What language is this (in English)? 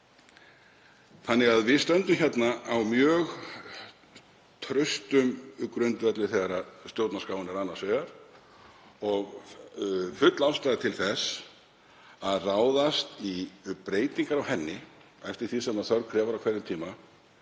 Icelandic